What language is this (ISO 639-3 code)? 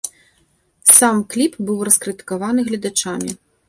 bel